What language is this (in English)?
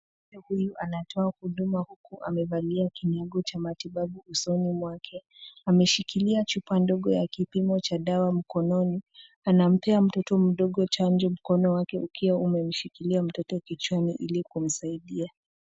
Swahili